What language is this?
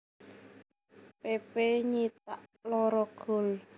Javanese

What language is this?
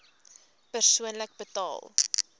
Afrikaans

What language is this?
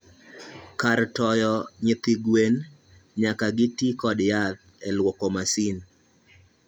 Luo (Kenya and Tanzania)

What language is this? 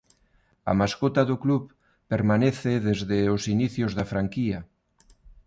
Galician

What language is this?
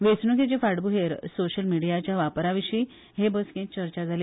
Konkani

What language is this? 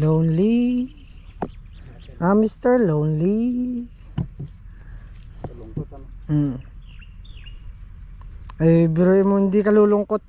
Filipino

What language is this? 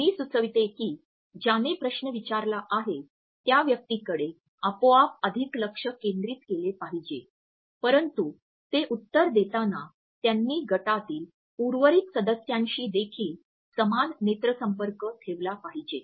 Marathi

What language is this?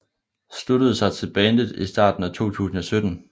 Danish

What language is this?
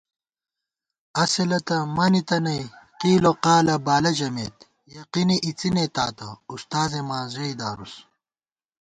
Gawar-Bati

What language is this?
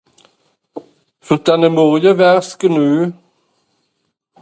Swiss German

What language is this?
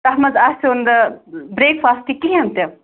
Kashmiri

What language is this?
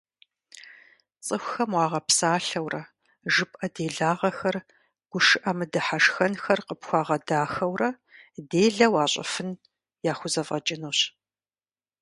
Kabardian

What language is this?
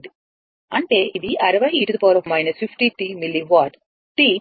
Telugu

